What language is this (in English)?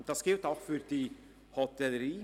Swiss German